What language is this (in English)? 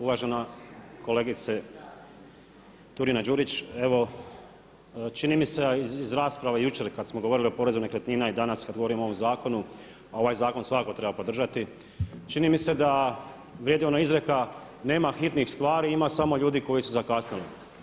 Croatian